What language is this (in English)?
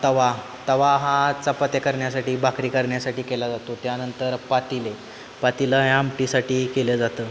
Marathi